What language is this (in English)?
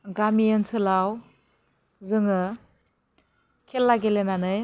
Bodo